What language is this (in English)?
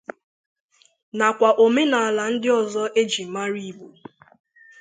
Igbo